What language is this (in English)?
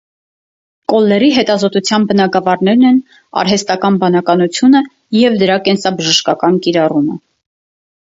Armenian